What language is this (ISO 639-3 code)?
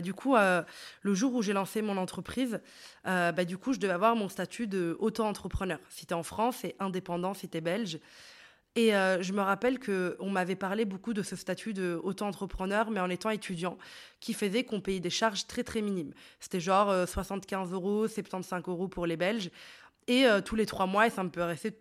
fra